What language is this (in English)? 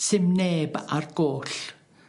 Welsh